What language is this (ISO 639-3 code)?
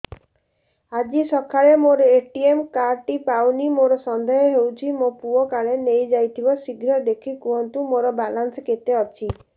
ori